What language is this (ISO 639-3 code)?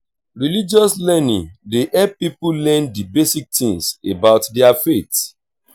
pcm